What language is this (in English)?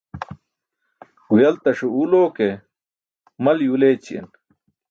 Burushaski